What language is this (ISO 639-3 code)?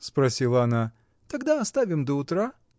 rus